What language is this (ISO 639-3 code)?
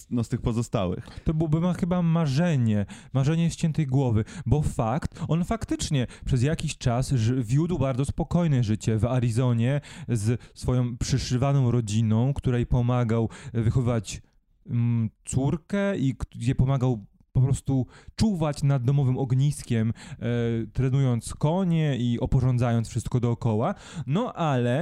pol